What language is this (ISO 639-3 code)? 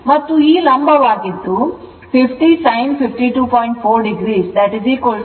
kan